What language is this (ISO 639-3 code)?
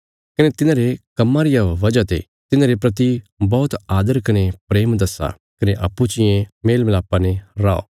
kfs